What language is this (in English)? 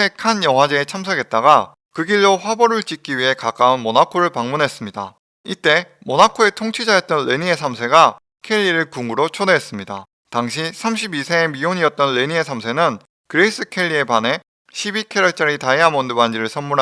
Korean